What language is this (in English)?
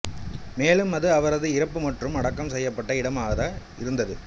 Tamil